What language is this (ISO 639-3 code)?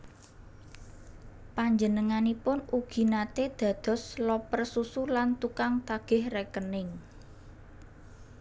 jav